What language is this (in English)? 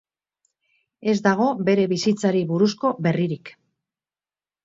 Basque